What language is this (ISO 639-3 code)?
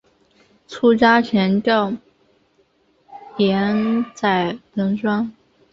zho